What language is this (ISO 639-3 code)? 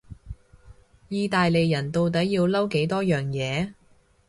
yue